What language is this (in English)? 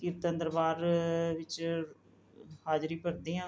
Punjabi